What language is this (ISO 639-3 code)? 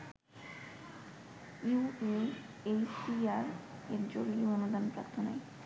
ben